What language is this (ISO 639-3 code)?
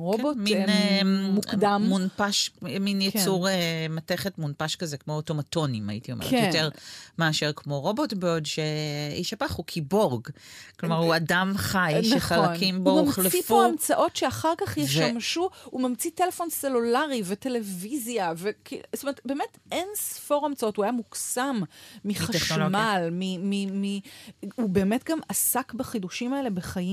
heb